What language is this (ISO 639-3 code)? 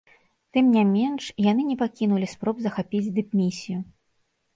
bel